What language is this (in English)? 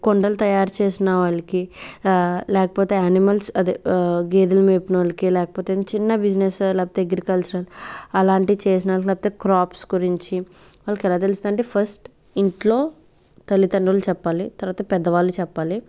Telugu